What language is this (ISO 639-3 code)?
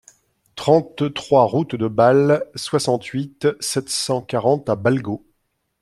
fra